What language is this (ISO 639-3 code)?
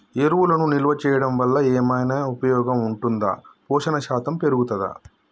tel